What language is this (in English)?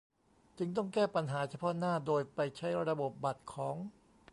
Thai